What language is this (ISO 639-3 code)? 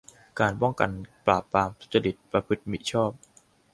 tha